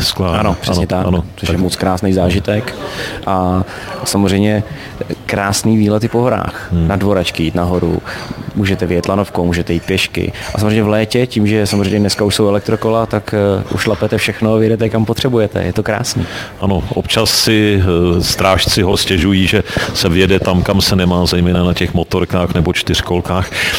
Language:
Czech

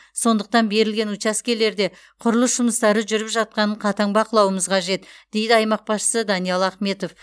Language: Kazakh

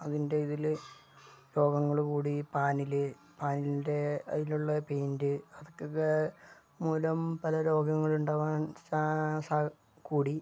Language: Malayalam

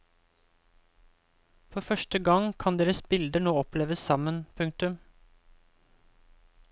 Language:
Norwegian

